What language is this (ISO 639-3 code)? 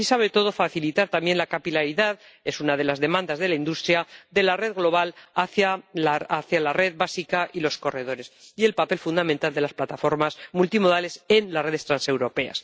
spa